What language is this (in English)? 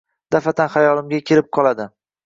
Uzbek